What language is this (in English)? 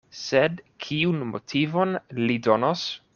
Esperanto